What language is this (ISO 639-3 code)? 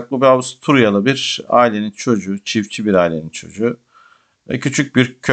tur